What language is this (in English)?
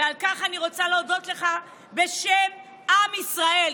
Hebrew